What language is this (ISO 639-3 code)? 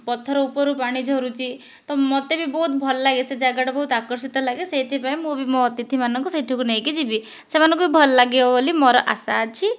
ori